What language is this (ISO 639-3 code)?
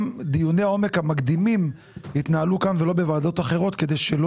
heb